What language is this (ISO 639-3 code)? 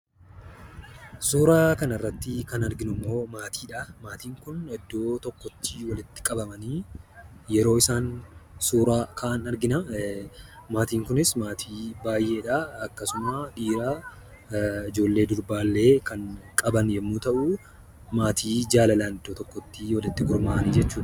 orm